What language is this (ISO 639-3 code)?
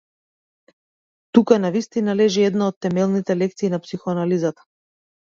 mkd